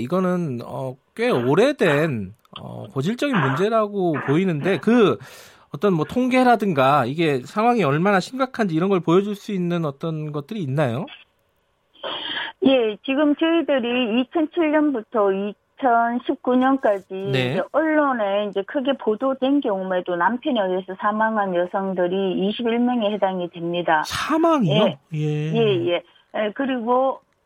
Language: Korean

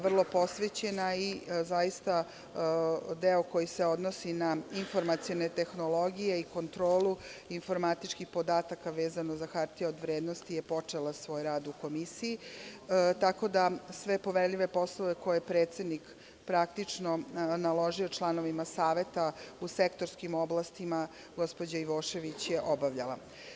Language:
Serbian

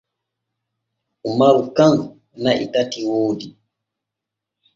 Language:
Borgu Fulfulde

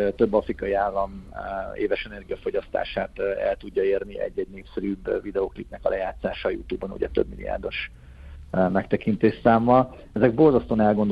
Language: Hungarian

